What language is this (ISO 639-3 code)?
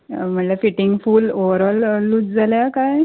kok